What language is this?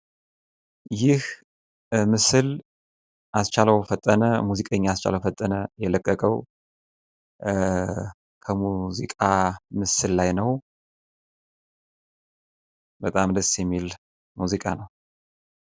Amharic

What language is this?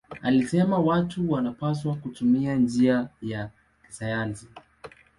Swahili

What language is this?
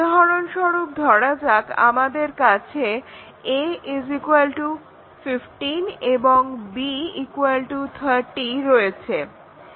Bangla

